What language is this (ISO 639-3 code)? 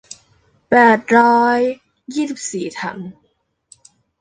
tha